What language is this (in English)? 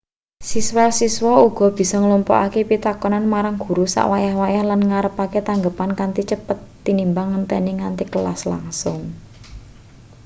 Javanese